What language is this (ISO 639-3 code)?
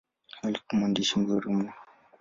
swa